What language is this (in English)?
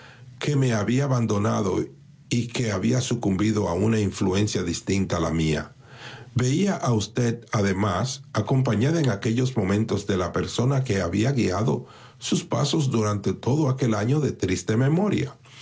Spanish